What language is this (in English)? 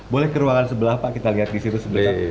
Indonesian